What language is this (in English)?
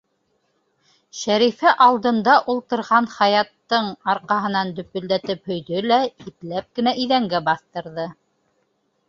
Bashkir